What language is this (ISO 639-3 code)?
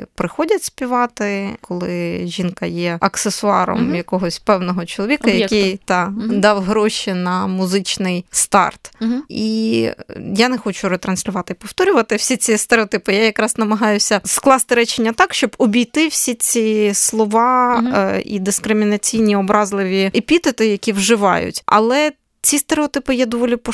ukr